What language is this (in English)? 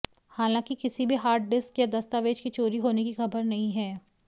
Hindi